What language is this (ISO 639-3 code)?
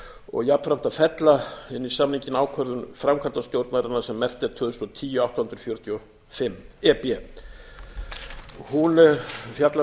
isl